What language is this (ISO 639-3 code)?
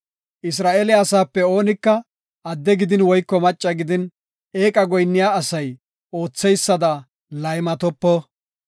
gof